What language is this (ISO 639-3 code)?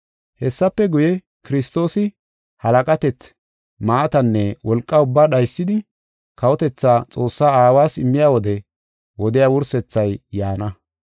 gof